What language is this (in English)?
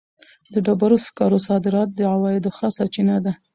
Pashto